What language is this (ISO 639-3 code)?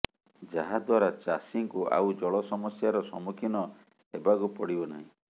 ori